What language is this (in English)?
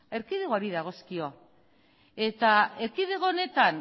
Basque